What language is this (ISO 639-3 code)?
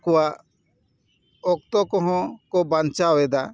sat